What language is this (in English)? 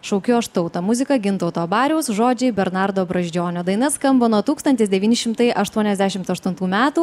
Lithuanian